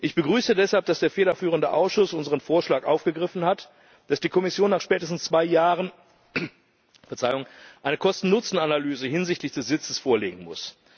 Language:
German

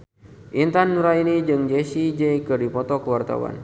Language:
Sundanese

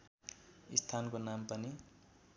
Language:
Nepali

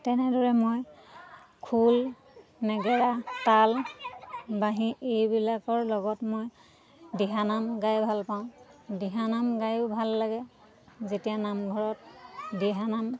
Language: Assamese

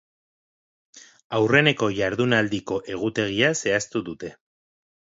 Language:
Basque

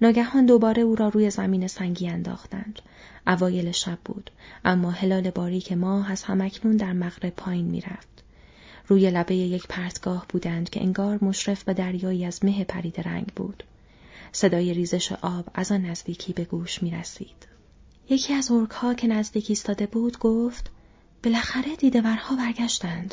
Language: Persian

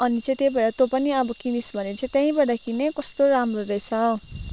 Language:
Nepali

